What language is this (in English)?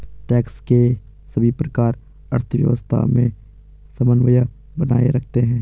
Hindi